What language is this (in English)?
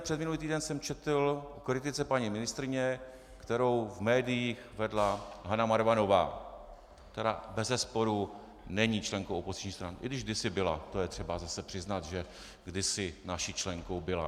Czech